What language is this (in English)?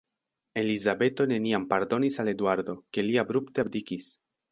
Esperanto